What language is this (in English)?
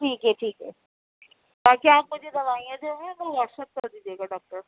Urdu